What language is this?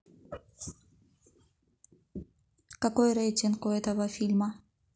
Russian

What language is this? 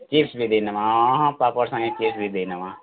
Odia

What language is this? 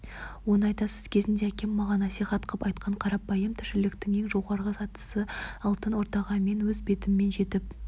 Kazakh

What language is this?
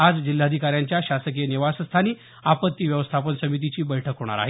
Marathi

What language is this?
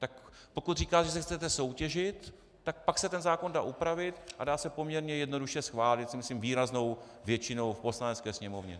Czech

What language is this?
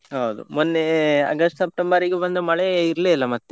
Kannada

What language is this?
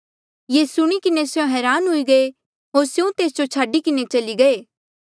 Mandeali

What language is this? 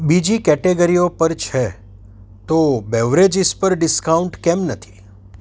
Gujarati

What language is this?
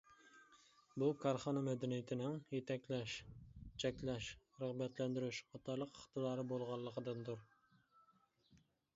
Uyghur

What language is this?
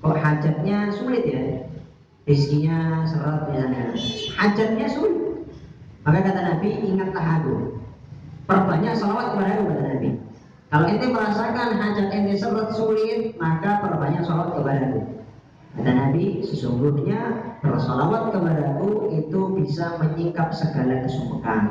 Indonesian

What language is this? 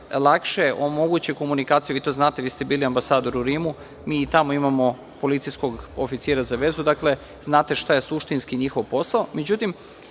Serbian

